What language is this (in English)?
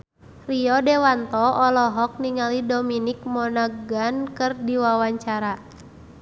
Sundanese